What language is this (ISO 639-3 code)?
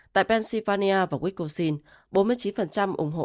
vie